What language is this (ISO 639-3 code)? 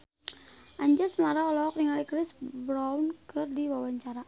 sun